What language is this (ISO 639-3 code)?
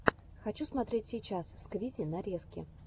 rus